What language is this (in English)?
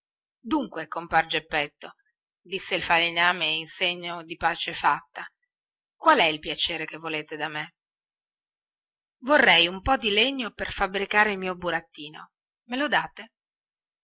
Italian